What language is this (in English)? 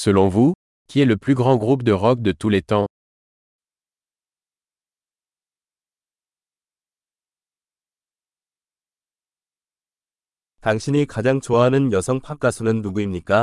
Korean